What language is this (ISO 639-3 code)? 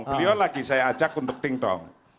ind